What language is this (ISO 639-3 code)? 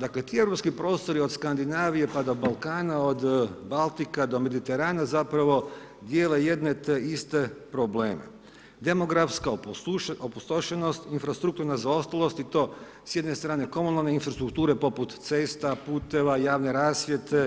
hrv